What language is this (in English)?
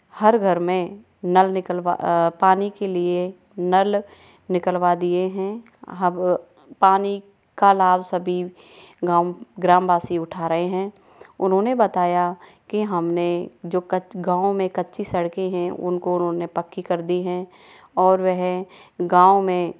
Hindi